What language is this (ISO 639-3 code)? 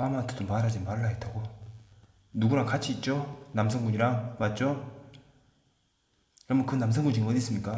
kor